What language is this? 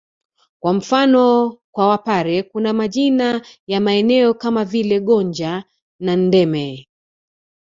Swahili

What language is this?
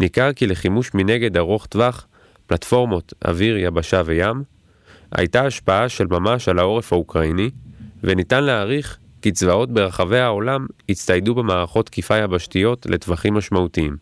Hebrew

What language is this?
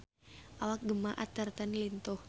Sundanese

